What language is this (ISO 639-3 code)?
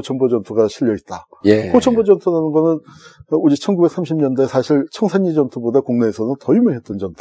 kor